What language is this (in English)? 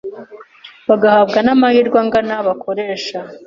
Kinyarwanda